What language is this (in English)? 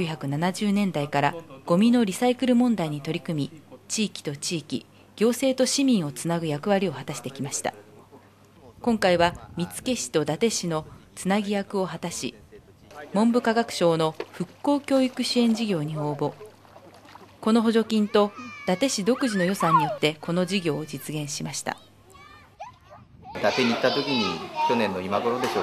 Japanese